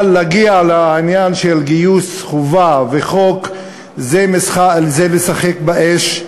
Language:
Hebrew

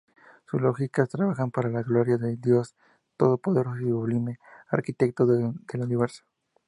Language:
Spanish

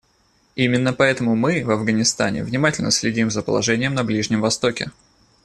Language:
Russian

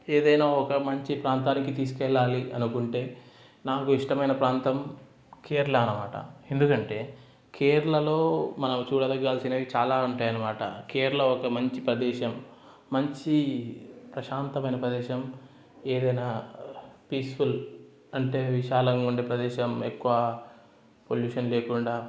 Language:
Telugu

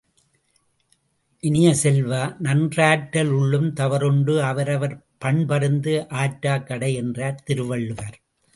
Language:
Tamil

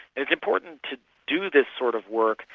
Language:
English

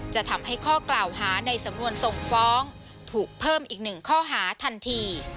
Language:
Thai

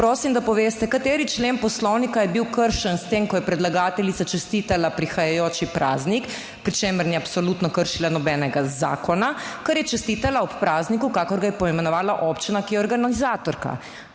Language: Slovenian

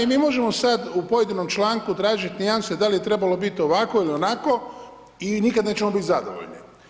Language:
Croatian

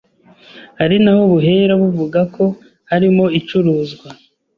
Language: Kinyarwanda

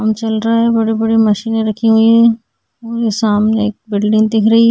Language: Hindi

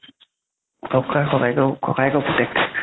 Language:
Assamese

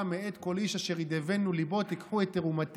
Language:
Hebrew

